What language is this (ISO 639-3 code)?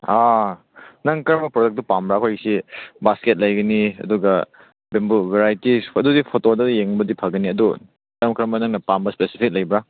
mni